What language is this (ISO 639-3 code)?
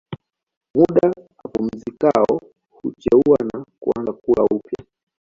swa